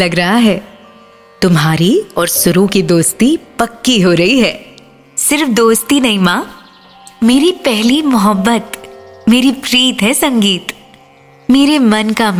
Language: Hindi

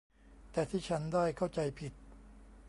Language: Thai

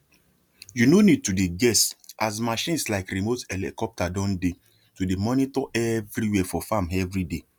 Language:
Nigerian Pidgin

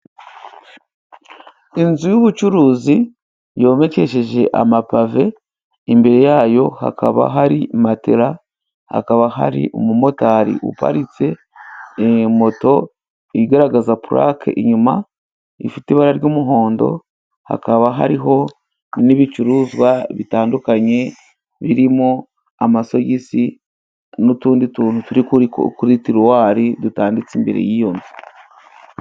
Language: Kinyarwanda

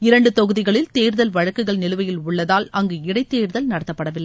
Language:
Tamil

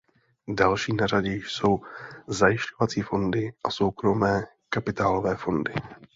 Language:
Czech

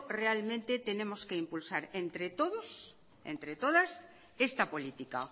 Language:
Spanish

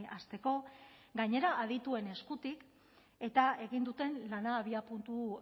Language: Basque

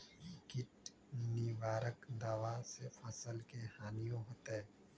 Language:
Magahi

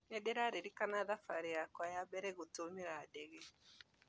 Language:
Kikuyu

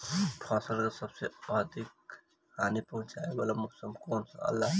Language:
Bhojpuri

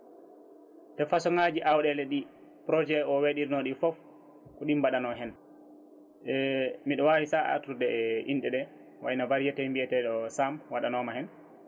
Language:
Fula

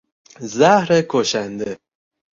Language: Persian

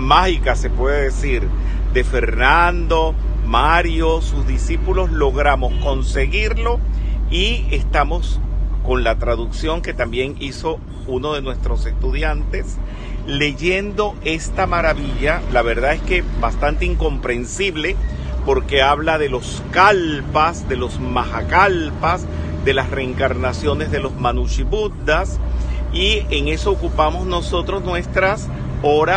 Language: Spanish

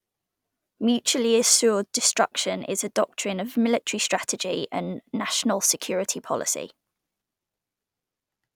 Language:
English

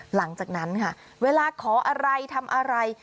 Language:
Thai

